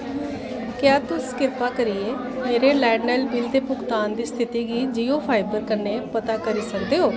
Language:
Dogri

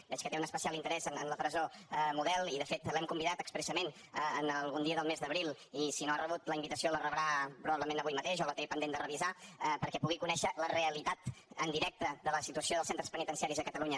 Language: Catalan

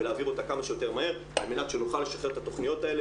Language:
Hebrew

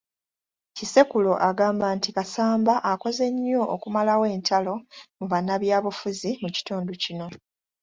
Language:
Ganda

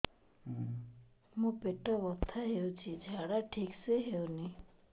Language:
Odia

